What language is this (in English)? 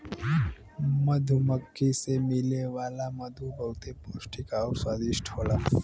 Bhojpuri